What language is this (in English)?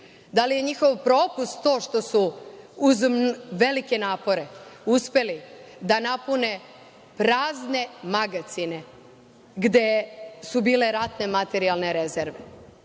Serbian